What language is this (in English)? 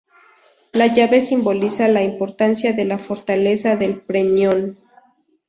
Spanish